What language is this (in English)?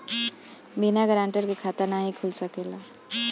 Bhojpuri